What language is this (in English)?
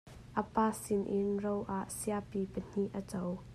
Hakha Chin